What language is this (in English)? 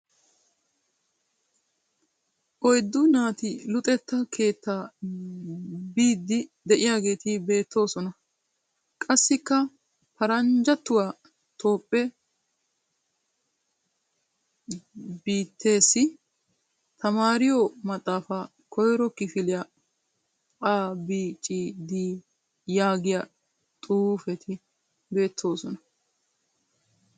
Wolaytta